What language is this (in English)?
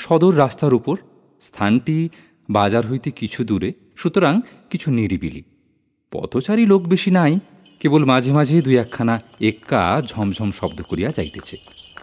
Bangla